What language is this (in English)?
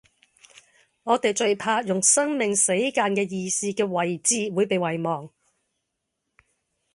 Cantonese